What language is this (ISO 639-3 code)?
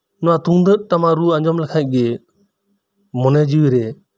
sat